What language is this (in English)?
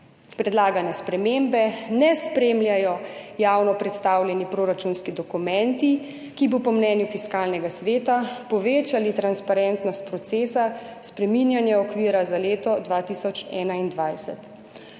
Slovenian